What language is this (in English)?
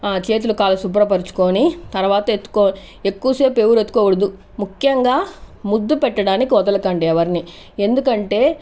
Telugu